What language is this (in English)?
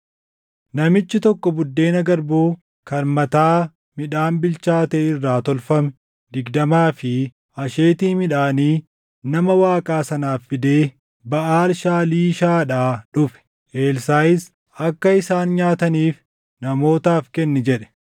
Oromo